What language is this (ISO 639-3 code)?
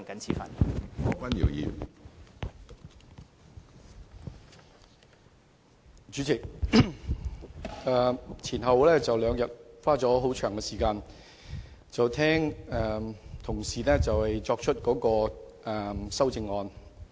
yue